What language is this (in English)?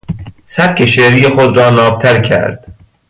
Persian